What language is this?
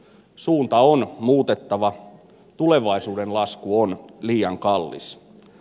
Finnish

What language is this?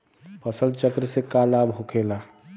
Bhojpuri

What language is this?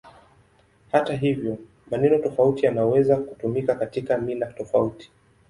Swahili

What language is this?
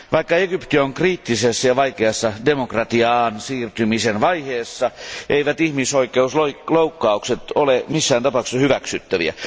Finnish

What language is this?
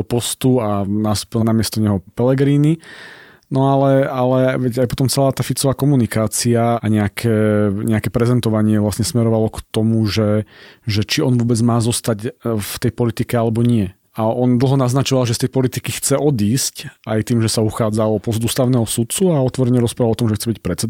Slovak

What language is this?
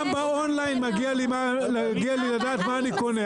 Hebrew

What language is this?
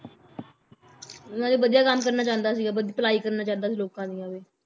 Punjabi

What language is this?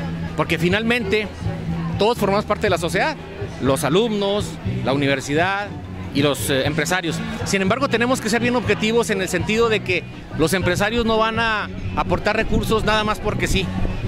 Spanish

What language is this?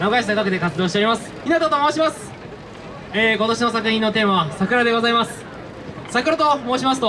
Japanese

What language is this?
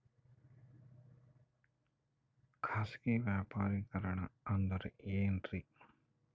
Kannada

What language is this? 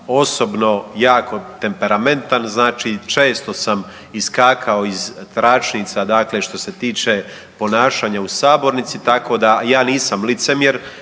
Croatian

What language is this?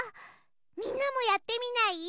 Japanese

